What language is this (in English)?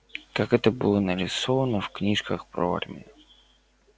Russian